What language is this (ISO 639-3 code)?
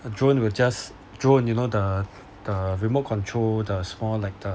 eng